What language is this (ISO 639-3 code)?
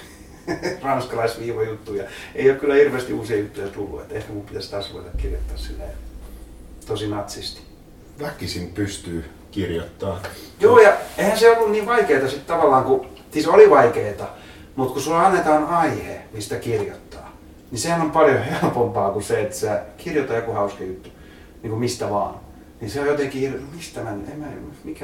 fin